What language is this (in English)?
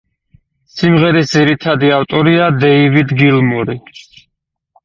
Georgian